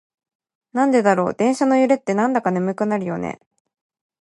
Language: Japanese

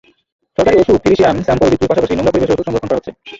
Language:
Bangla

